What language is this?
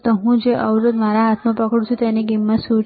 Gujarati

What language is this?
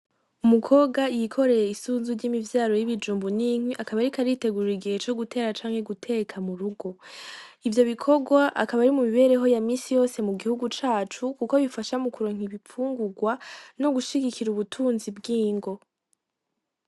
Rundi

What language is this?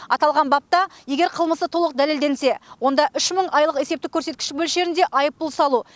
Kazakh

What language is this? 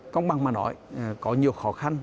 Vietnamese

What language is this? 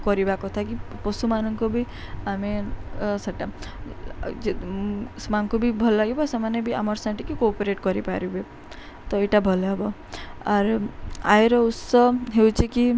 Odia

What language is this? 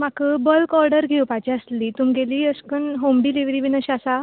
Konkani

